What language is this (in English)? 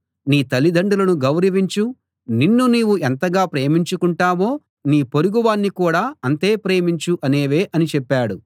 Telugu